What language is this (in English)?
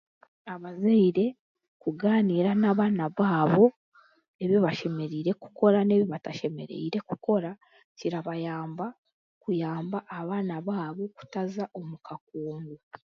Chiga